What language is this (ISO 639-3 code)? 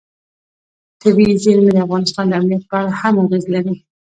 pus